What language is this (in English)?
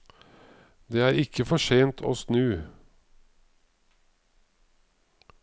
Norwegian